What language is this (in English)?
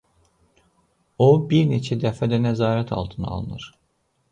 Azerbaijani